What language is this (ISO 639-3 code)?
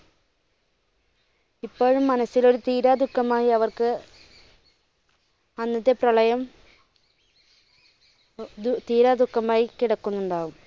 mal